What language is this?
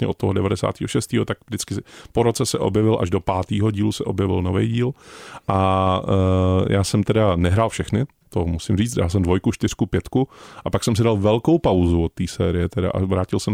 Czech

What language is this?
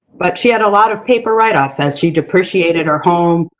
English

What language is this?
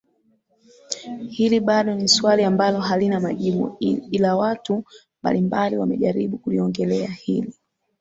Swahili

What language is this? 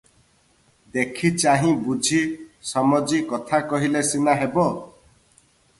Odia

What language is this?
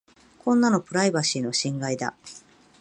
Japanese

